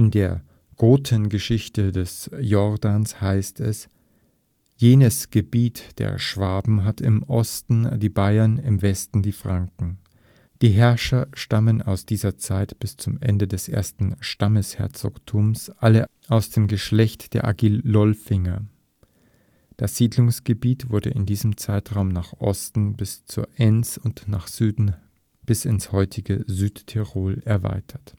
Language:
German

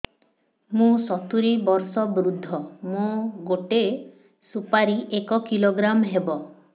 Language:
Odia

